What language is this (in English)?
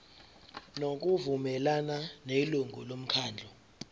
Zulu